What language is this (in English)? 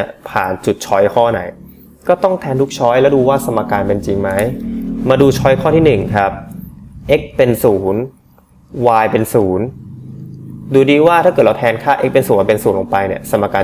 Thai